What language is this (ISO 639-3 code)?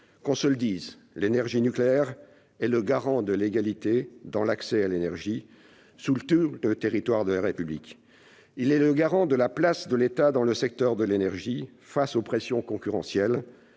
fra